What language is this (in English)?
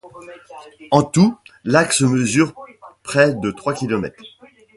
French